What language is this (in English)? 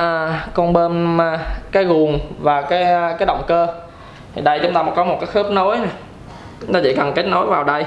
Vietnamese